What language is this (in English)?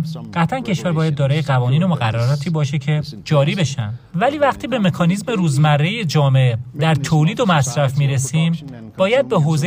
Persian